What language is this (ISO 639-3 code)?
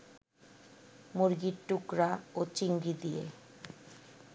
ben